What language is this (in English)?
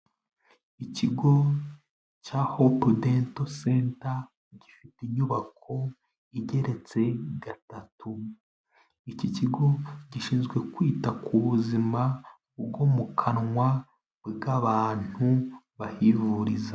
Kinyarwanda